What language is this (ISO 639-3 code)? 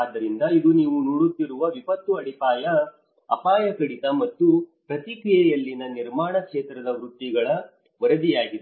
kan